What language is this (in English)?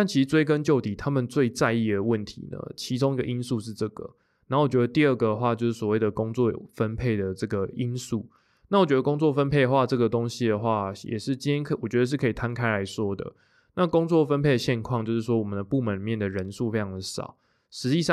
Chinese